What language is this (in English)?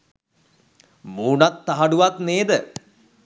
Sinhala